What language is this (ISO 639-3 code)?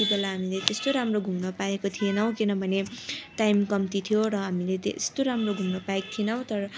nep